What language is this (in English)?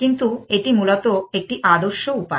Bangla